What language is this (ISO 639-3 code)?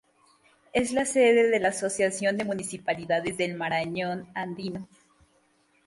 spa